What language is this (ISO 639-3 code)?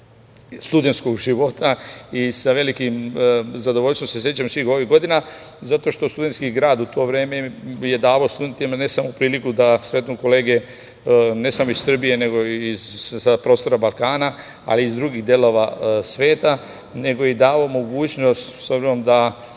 srp